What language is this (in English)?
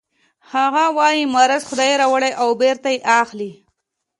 Pashto